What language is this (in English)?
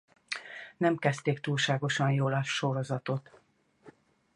Hungarian